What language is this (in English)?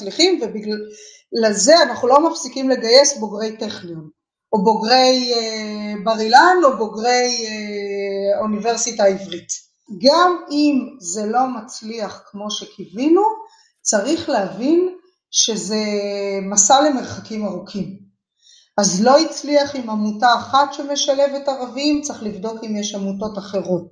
Hebrew